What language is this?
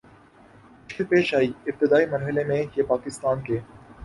Urdu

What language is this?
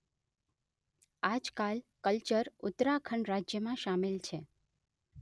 Gujarati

